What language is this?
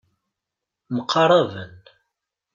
Kabyle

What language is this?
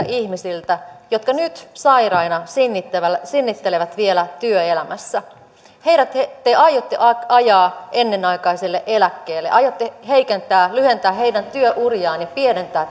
Finnish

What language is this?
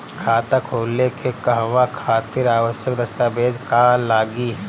Bhojpuri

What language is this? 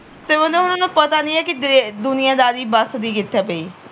Punjabi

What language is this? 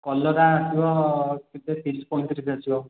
Odia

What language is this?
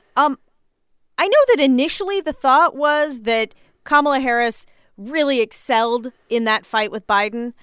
English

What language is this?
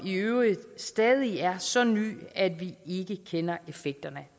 Danish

